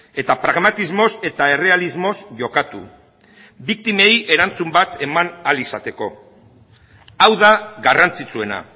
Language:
Basque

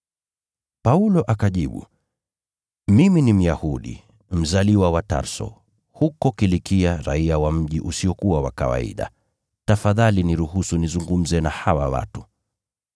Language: Swahili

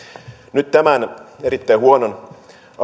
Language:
Finnish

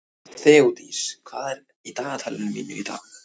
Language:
Icelandic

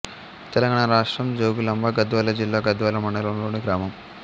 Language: Telugu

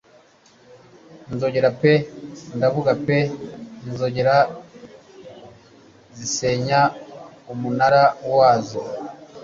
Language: Kinyarwanda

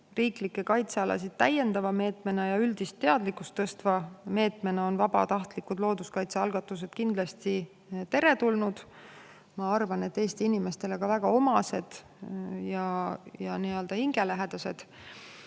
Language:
Estonian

